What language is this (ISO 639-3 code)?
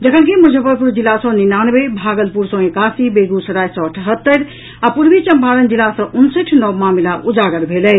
mai